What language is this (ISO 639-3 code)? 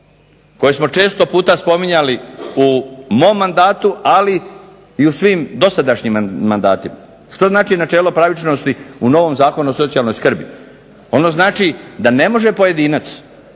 hrv